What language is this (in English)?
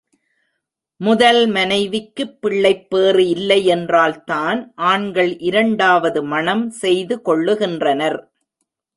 Tamil